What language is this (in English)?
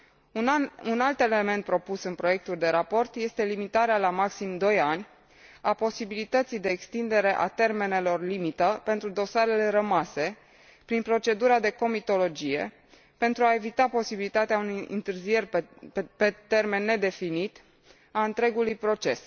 Romanian